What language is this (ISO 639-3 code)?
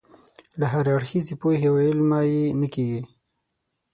pus